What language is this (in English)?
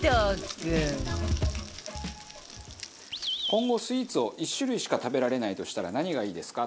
Japanese